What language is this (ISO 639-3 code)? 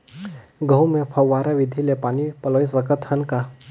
hne